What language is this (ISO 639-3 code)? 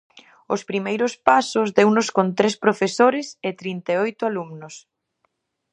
glg